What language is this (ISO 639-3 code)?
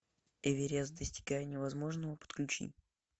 rus